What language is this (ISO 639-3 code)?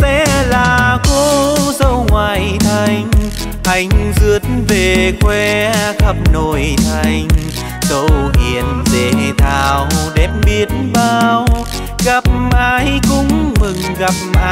vie